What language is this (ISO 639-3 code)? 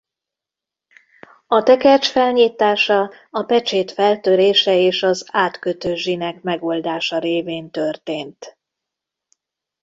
hun